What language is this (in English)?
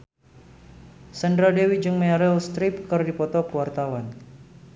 Sundanese